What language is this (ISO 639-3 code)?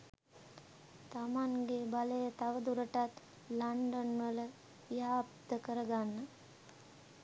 sin